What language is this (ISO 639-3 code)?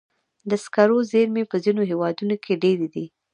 pus